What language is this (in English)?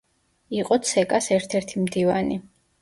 Georgian